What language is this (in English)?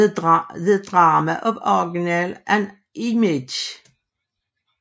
Danish